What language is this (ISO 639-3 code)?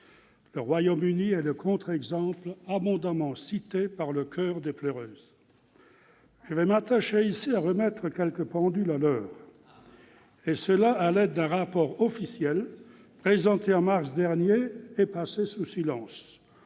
fra